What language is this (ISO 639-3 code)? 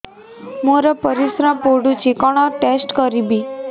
ori